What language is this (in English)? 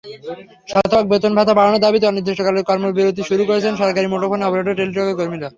Bangla